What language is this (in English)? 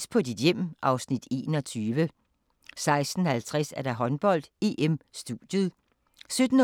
Danish